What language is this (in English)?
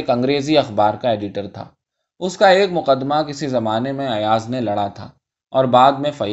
Urdu